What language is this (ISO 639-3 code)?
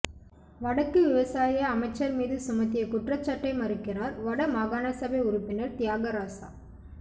tam